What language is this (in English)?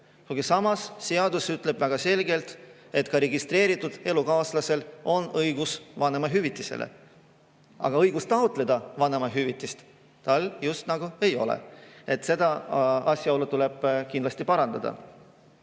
Estonian